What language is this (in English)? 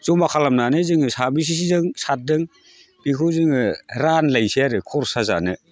Bodo